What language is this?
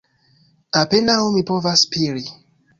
Esperanto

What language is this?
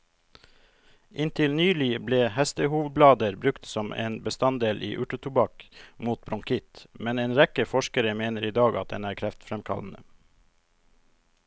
Norwegian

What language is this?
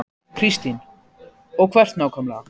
Icelandic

